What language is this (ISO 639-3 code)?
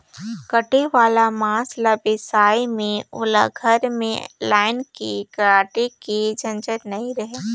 hne